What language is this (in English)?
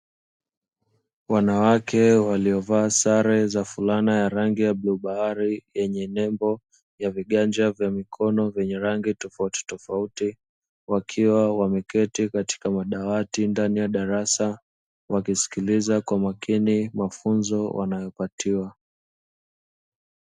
Swahili